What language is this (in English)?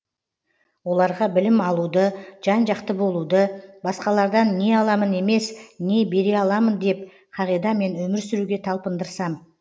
Kazakh